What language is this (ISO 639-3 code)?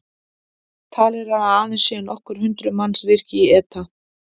isl